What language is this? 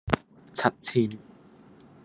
Cantonese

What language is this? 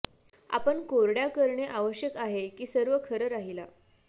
Marathi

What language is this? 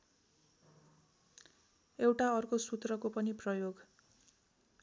Nepali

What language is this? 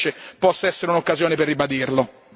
Italian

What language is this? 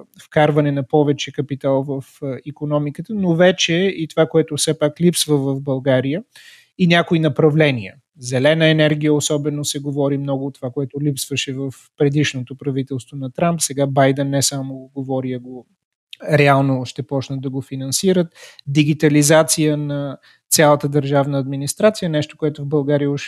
Bulgarian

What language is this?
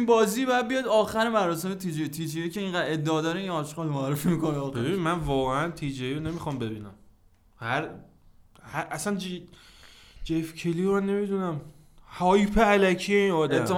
Persian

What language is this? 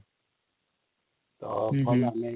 Odia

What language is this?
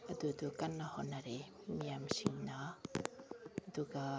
Manipuri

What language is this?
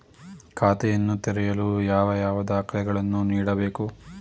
Kannada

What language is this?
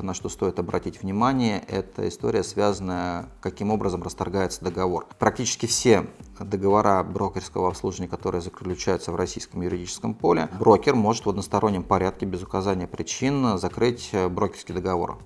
Russian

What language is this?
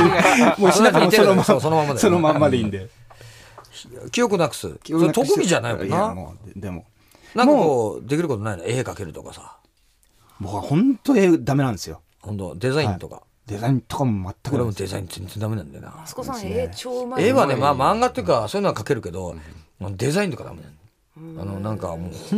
Japanese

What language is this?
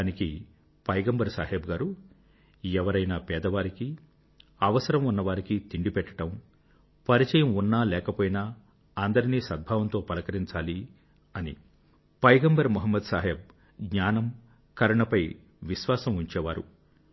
Telugu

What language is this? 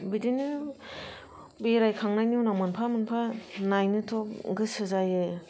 Bodo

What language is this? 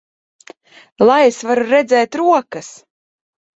Latvian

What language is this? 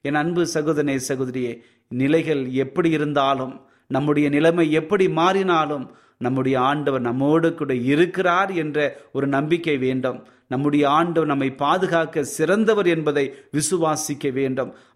Tamil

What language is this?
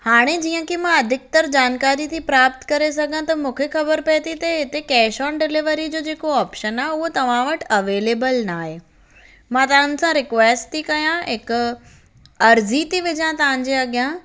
Sindhi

